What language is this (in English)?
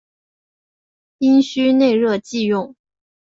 Chinese